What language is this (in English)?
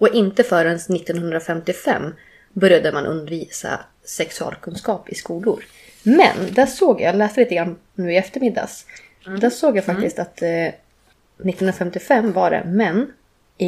Swedish